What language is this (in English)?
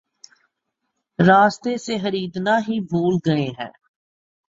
Urdu